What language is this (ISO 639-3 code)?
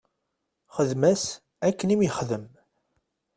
kab